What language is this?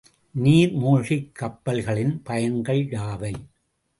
Tamil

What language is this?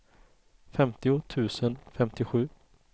Swedish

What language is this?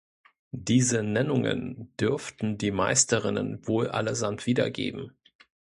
German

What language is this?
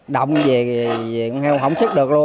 Vietnamese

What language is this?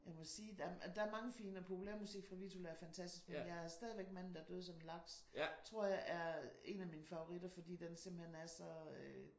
Danish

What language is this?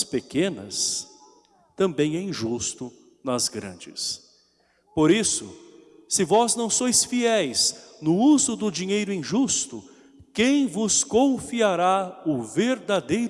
Portuguese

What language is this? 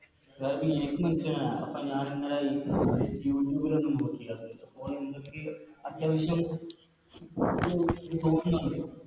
Malayalam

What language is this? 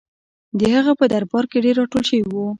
Pashto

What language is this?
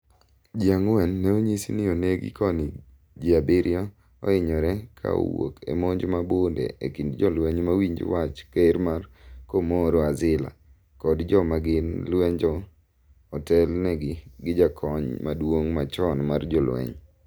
Luo (Kenya and Tanzania)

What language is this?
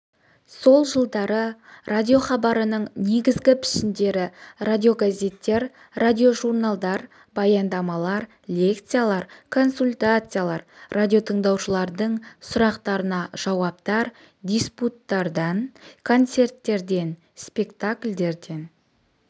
Kazakh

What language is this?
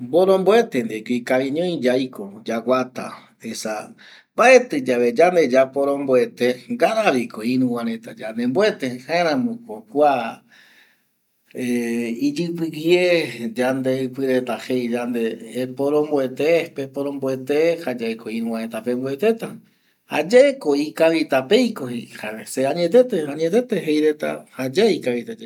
Eastern Bolivian Guaraní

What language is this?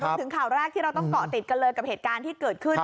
Thai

